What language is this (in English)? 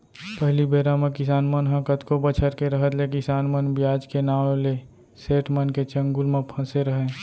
Chhattisgarhi